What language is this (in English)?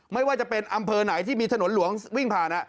Thai